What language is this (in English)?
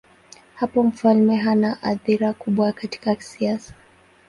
Swahili